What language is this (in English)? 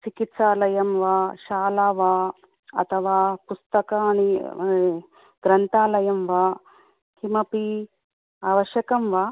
Sanskrit